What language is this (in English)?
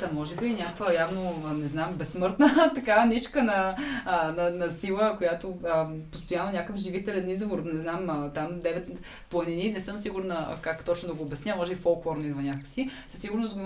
Bulgarian